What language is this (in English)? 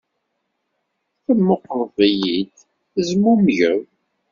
Kabyle